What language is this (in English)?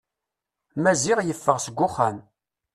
Kabyle